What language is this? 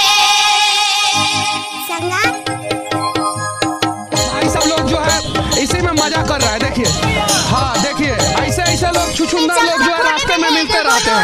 Hindi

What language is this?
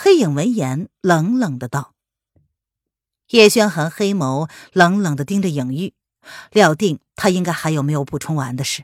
Chinese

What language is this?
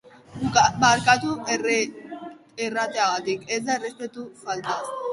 Basque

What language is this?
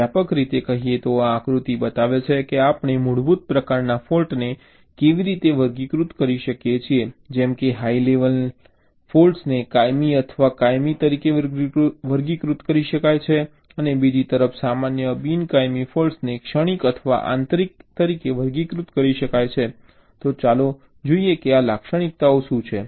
Gujarati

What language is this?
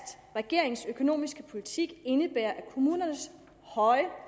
Danish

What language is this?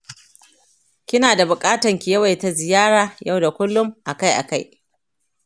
Hausa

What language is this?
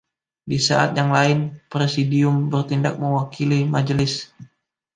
Indonesian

